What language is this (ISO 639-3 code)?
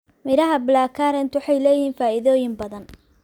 som